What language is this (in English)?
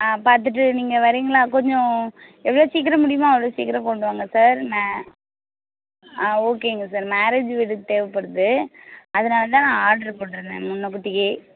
Tamil